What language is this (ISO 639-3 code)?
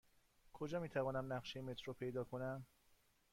fas